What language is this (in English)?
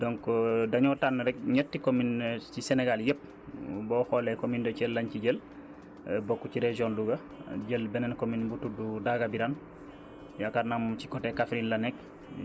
Wolof